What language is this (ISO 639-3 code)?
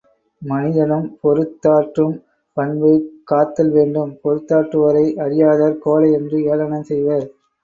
tam